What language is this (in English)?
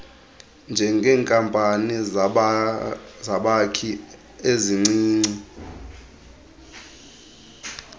Xhosa